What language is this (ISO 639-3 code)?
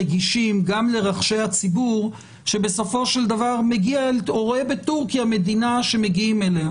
heb